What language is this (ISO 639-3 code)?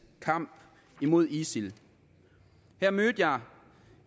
dan